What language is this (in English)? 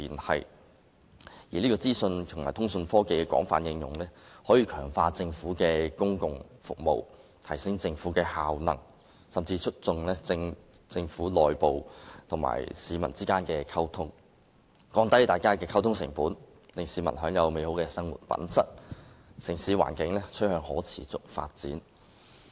Cantonese